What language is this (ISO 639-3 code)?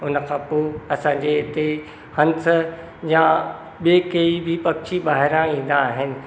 snd